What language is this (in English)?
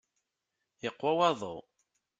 Kabyle